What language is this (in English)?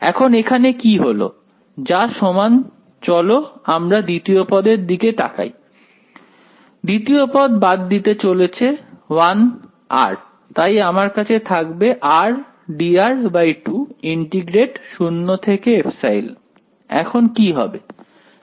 Bangla